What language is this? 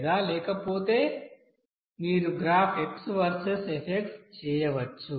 Telugu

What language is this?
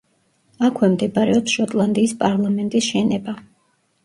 Georgian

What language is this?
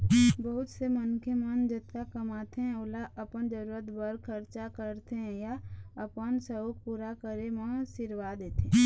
Chhattisgarhi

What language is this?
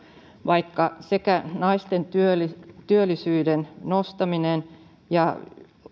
Finnish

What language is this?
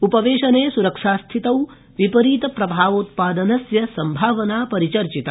Sanskrit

